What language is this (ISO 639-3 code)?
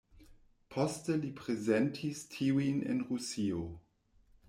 epo